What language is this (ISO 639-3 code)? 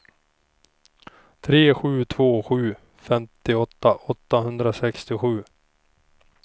swe